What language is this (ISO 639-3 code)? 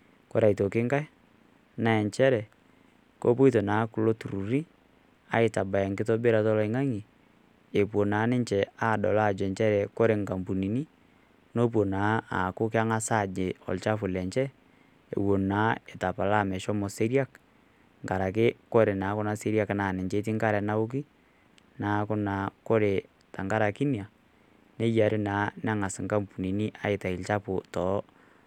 mas